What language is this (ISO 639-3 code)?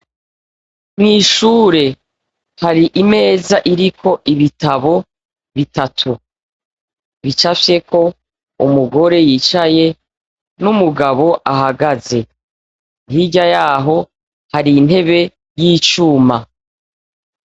run